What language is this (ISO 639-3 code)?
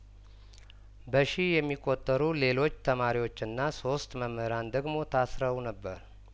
amh